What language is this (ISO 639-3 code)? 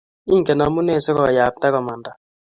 kln